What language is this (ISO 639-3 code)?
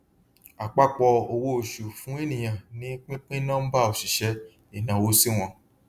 yor